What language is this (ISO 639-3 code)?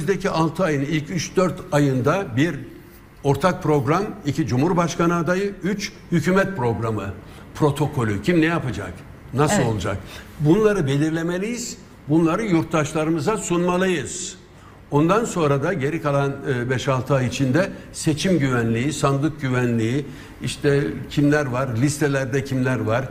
tur